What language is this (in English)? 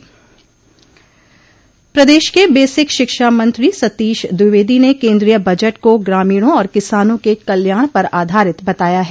Hindi